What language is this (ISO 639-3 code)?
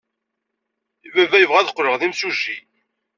kab